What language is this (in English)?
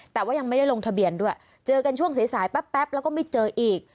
Thai